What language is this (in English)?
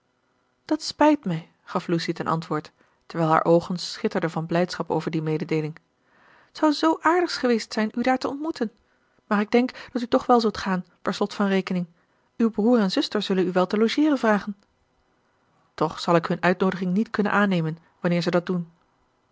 Dutch